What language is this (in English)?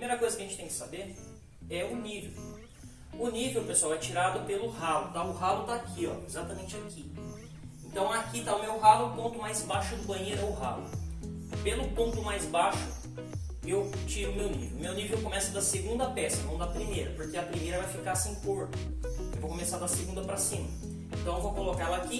Portuguese